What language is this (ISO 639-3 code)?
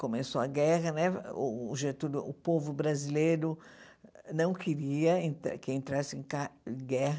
por